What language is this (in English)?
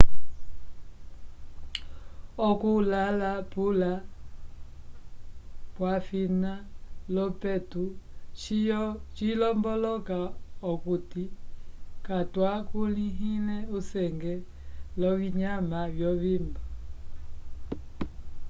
Umbundu